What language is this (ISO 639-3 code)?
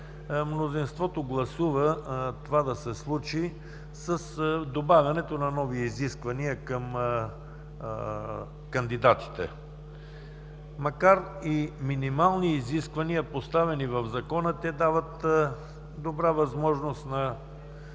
bul